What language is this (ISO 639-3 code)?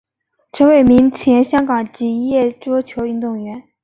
zho